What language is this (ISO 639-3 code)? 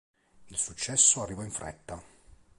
ita